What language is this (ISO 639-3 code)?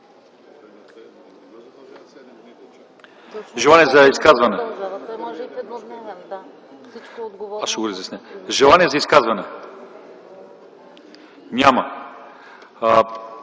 bul